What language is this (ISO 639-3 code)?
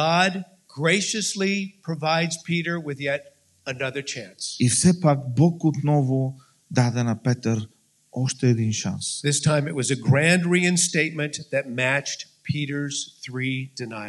bul